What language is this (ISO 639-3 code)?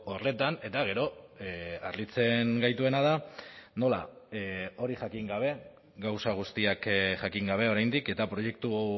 eus